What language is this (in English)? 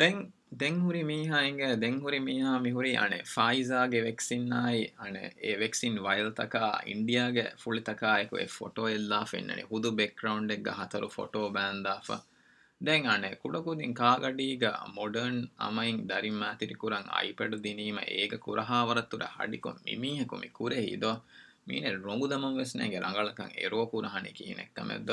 Urdu